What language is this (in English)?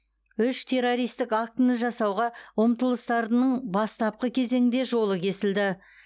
Kazakh